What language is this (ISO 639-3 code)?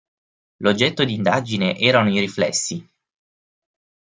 ita